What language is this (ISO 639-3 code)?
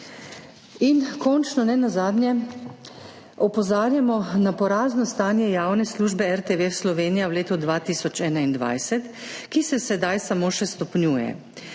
slv